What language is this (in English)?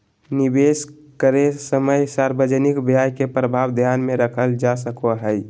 Magahi